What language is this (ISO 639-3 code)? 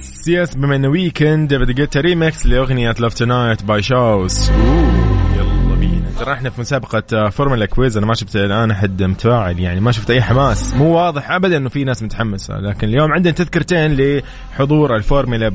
ara